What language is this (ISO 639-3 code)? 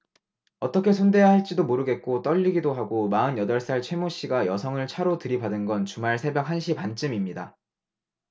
kor